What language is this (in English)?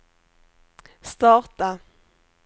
Swedish